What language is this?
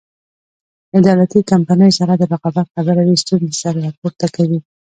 Pashto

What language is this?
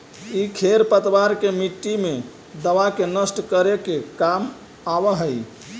Magahi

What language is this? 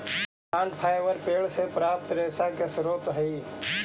Magahi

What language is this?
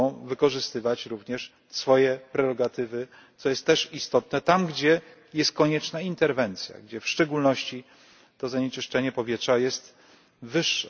Polish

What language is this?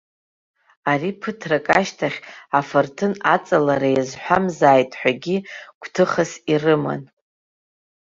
Abkhazian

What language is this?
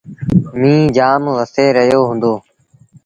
Sindhi Bhil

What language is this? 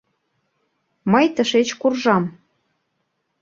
Mari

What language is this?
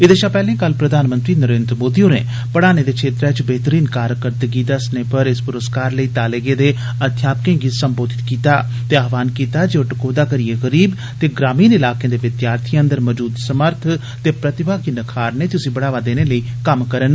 Dogri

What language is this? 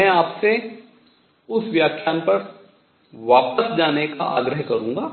Hindi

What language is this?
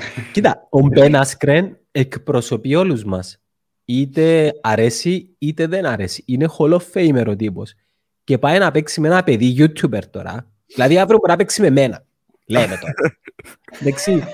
Greek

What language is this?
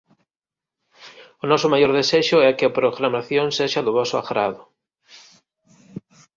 Galician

